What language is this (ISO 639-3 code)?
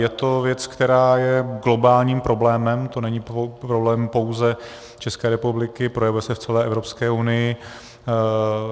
ces